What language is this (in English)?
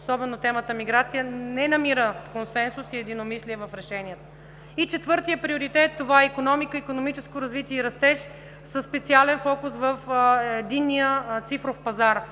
Bulgarian